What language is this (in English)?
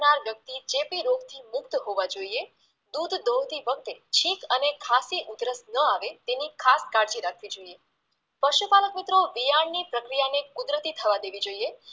Gujarati